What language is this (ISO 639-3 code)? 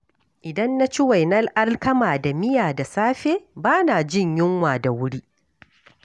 hau